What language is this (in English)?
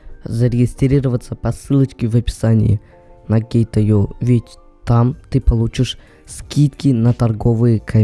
Russian